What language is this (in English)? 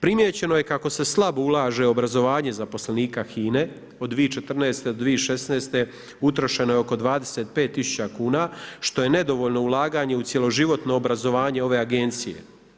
Croatian